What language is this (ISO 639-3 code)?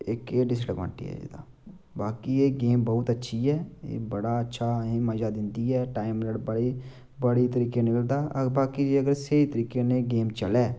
doi